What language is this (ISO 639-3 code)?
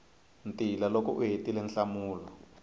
tso